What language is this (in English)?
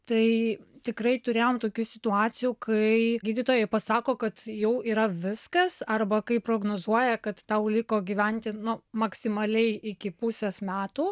Lithuanian